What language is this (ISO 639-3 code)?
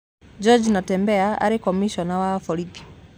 kik